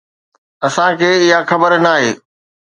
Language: Sindhi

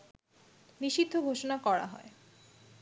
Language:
Bangla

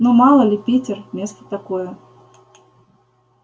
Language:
Russian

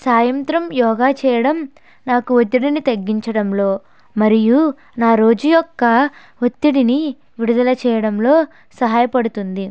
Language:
Telugu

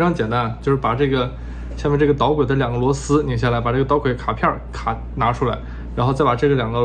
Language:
Chinese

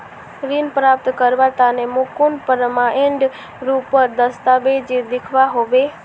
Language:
Magahi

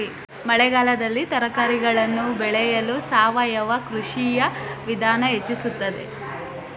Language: Kannada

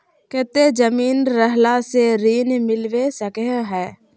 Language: Magahi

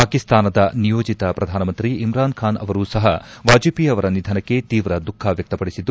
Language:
Kannada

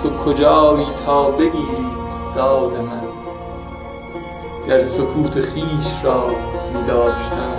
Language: Persian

